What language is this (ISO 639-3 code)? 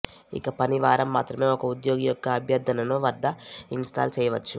tel